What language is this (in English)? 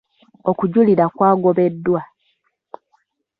Ganda